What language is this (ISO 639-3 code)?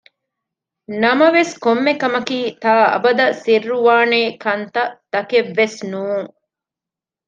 div